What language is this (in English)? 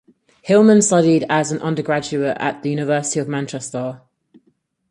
English